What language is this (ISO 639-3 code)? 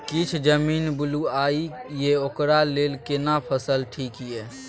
mai